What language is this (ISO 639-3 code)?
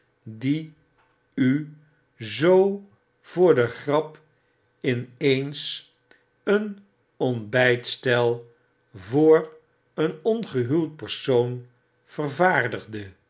nld